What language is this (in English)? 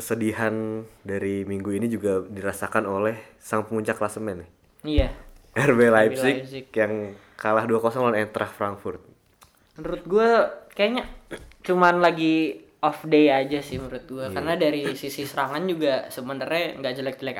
Indonesian